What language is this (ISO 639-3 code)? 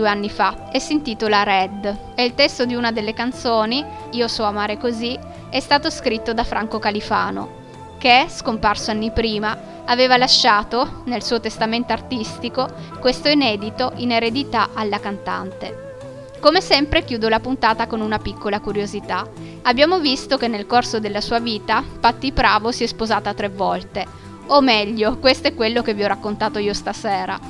ita